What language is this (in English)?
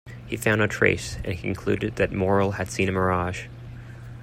English